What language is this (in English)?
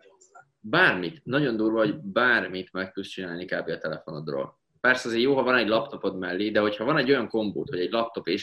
Hungarian